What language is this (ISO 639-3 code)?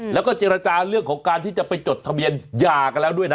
tha